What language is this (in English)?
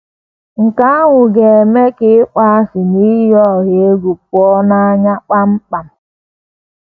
Igbo